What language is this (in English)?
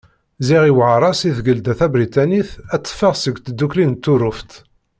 Kabyle